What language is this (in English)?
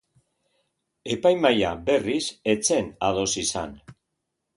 Basque